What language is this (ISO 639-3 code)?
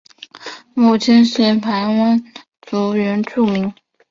zho